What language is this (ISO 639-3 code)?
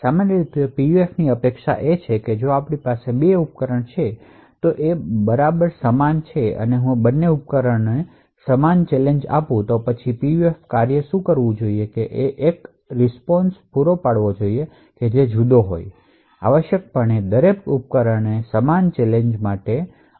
guj